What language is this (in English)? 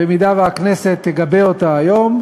Hebrew